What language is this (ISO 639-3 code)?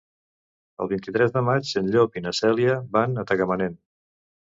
cat